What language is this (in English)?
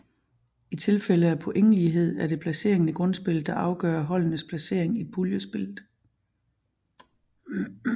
Danish